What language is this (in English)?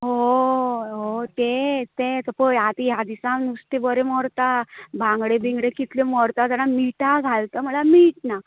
Konkani